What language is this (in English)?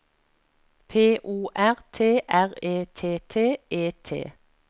Norwegian